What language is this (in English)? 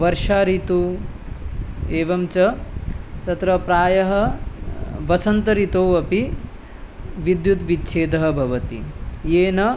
Sanskrit